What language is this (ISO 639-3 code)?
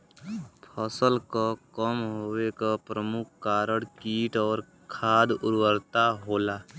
bho